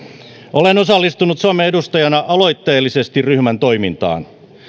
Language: Finnish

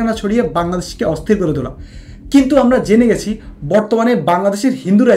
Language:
Bangla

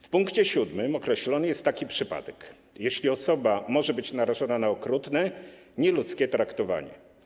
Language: Polish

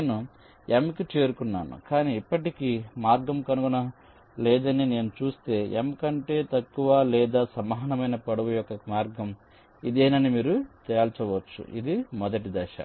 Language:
Telugu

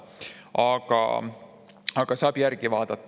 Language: Estonian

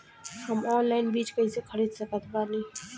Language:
Bhojpuri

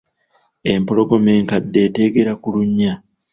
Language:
Ganda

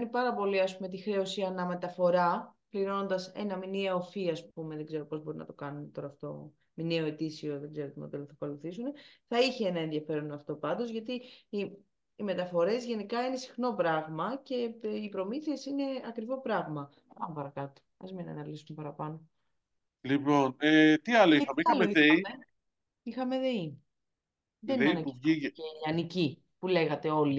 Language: Greek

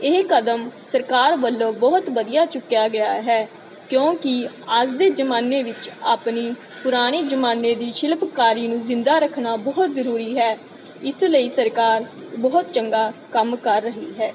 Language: Punjabi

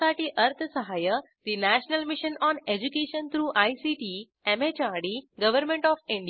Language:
Marathi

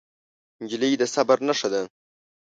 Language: Pashto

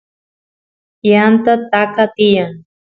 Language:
Santiago del Estero Quichua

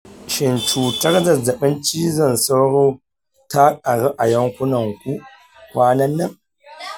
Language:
Hausa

